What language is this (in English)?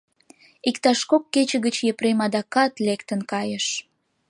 Mari